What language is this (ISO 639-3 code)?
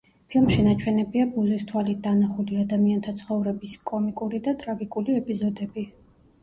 kat